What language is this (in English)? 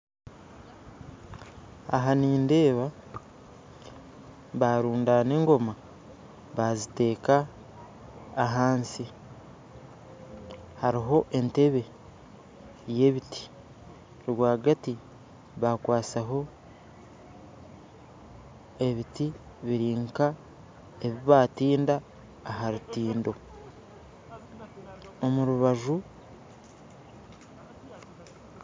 Nyankole